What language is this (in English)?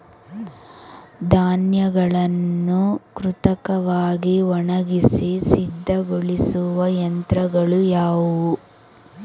Kannada